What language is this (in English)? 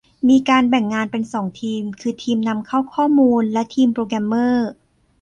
Thai